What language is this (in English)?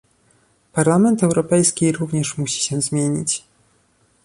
Polish